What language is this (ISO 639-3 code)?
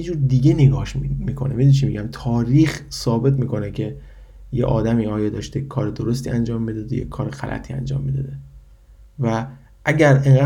fas